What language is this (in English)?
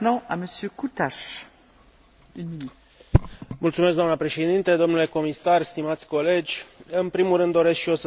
Romanian